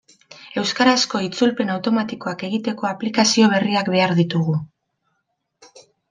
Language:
Basque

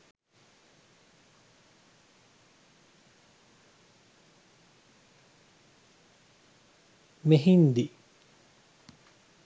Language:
Sinhala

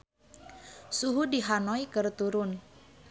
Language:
Sundanese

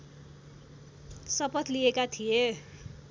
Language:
Nepali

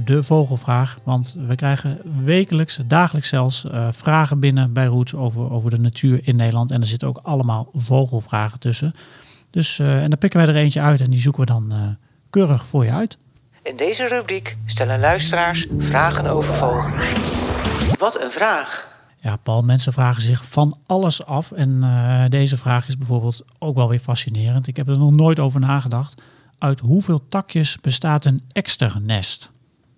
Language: Dutch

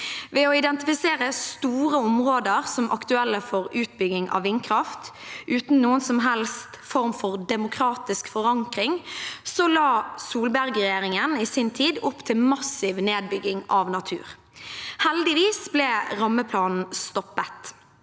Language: Norwegian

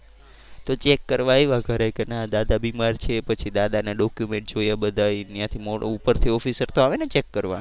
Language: Gujarati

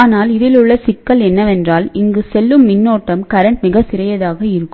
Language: Tamil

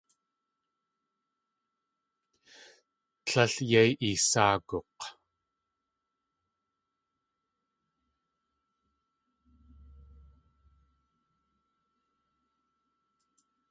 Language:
Tlingit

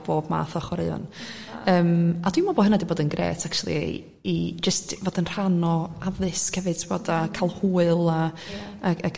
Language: Welsh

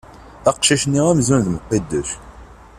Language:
Kabyle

